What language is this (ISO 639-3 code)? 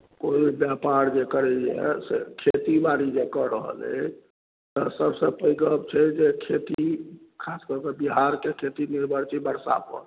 mai